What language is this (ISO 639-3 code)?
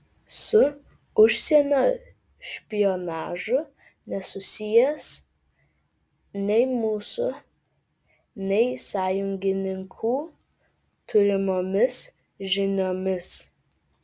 lit